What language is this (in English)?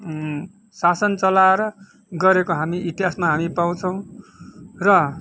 Nepali